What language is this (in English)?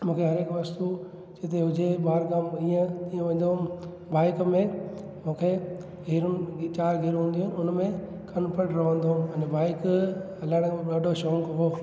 Sindhi